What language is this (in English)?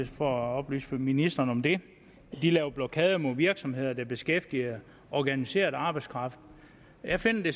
Danish